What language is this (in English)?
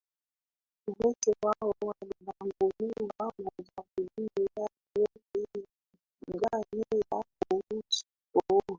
Swahili